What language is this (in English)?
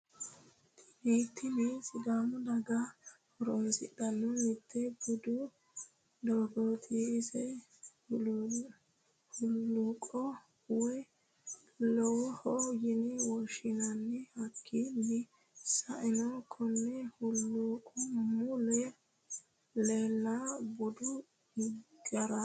Sidamo